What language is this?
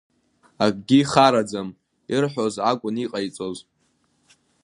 Abkhazian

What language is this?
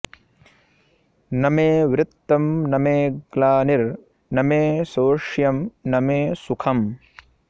Sanskrit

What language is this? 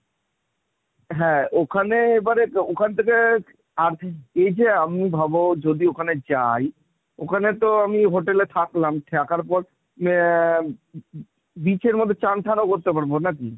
Bangla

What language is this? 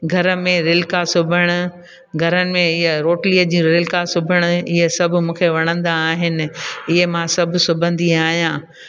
Sindhi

